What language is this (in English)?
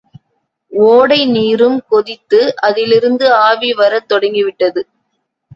Tamil